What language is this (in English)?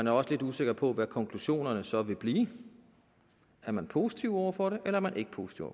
Danish